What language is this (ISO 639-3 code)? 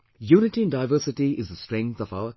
eng